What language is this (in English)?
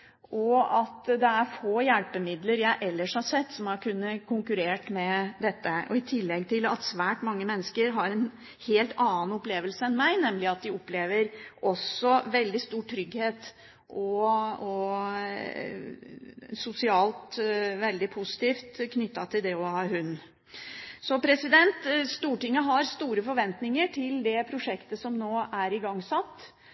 Norwegian Bokmål